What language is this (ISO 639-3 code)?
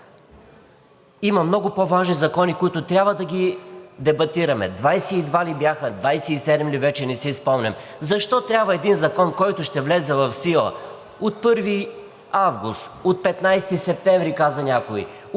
bul